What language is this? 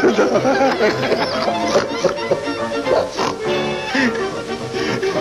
Hungarian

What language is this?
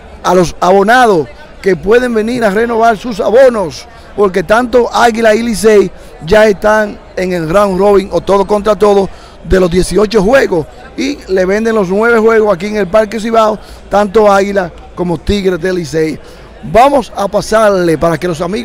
Spanish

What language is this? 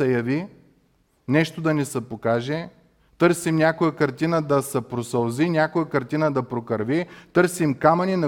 Bulgarian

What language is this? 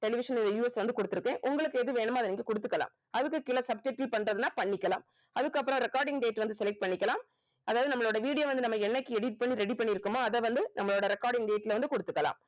Tamil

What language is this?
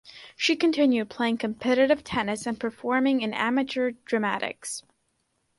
English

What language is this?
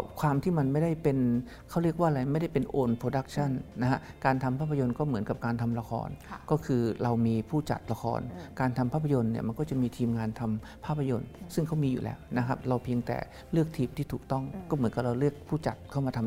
Thai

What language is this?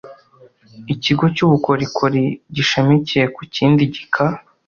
Kinyarwanda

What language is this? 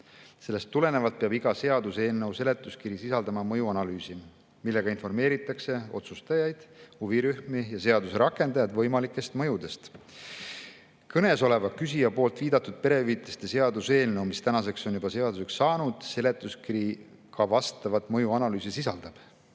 Estonian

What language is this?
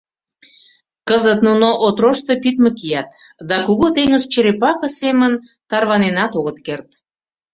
Mari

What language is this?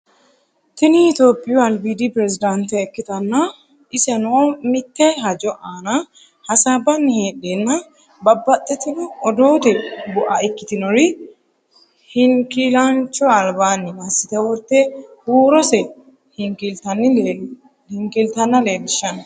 Sidamo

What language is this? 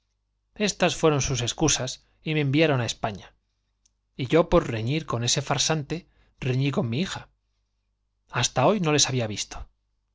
Spanish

